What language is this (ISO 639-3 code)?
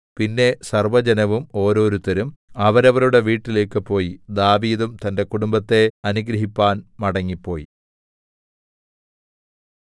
mal